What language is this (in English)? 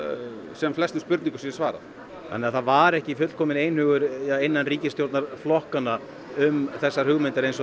Icelandic